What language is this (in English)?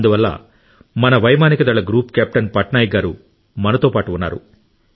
Telugu